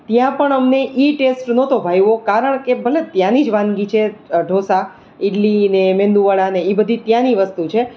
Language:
Gujarati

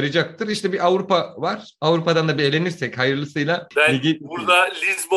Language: Turkish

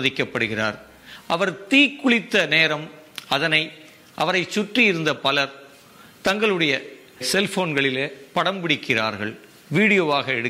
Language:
Tamil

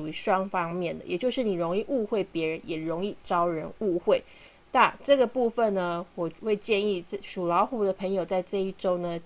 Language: Chinese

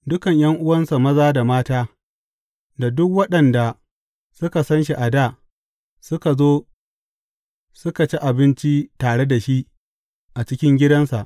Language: Hausa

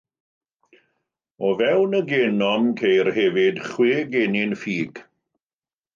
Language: Welsh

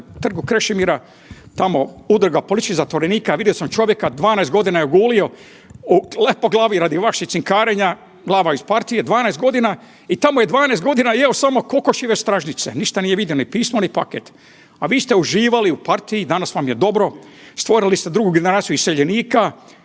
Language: Croatian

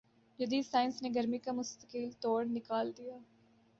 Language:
Urdu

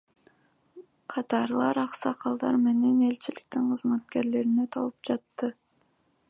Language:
Kyrgyz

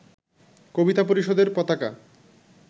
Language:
Bangla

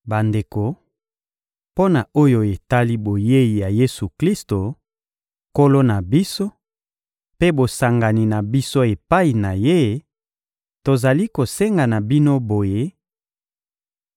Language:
Lingala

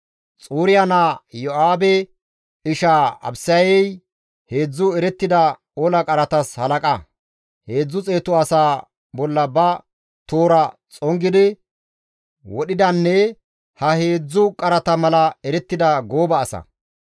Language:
Gamo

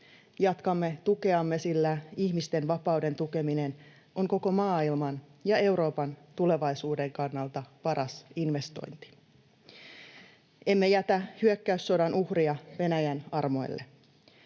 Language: Finnish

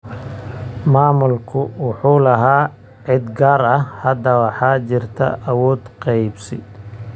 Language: Somali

